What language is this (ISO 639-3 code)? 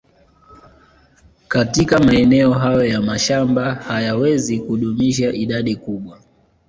swa